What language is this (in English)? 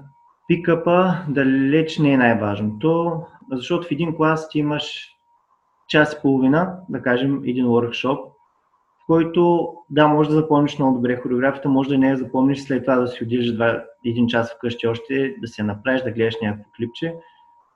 Bulgarian